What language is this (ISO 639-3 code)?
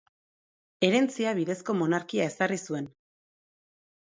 eus